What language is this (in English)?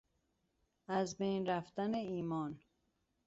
Persian